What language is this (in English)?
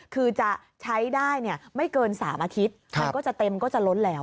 Thai